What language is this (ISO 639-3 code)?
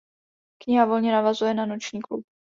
ces